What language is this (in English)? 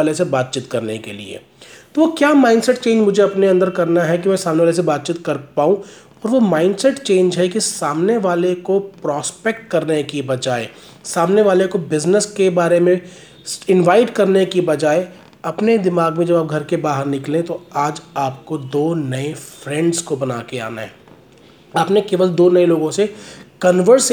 Hindi